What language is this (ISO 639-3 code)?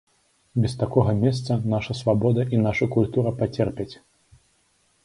bel